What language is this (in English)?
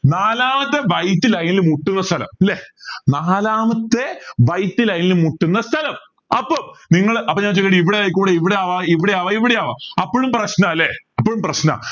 Malayalam